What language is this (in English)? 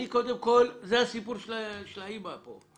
Hebrew